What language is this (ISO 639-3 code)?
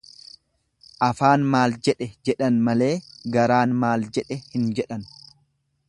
orm